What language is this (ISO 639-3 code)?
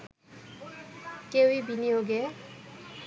ben